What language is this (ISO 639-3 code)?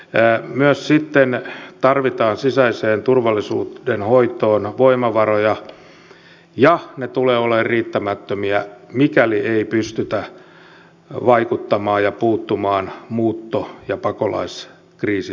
fin